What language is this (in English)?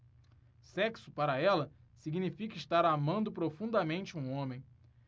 Portuguese